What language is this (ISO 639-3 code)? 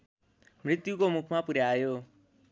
nep